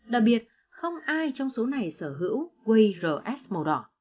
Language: Vietnamese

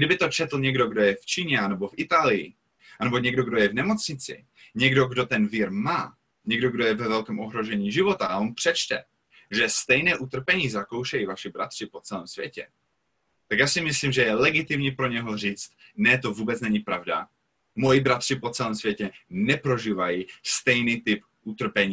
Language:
Czech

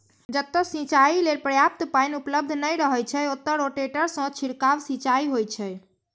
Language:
Maithili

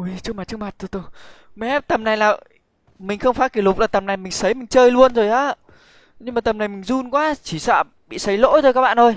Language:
Vietnamese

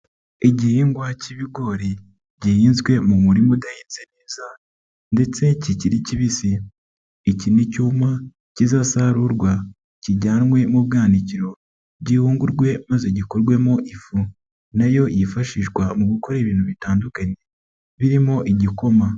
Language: Kinyarwanda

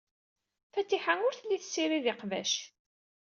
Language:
Kabyle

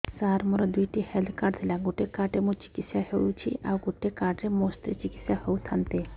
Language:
Odia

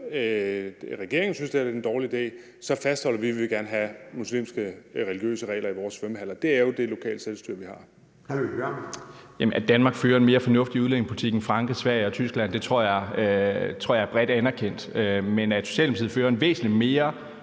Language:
Danish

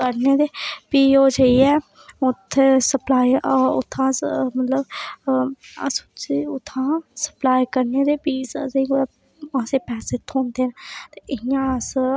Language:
Dogri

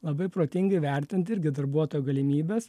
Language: Lithuanian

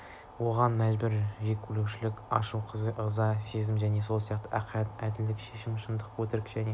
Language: Kazakh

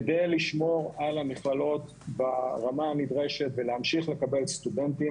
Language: Hebrew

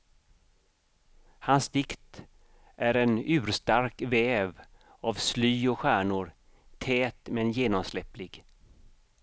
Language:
Swedish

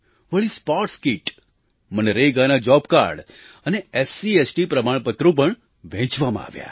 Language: Gujarati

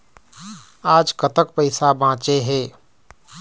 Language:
Chhattisgarhi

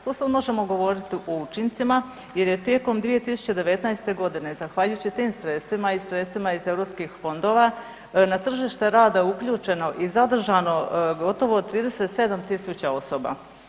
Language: Croatian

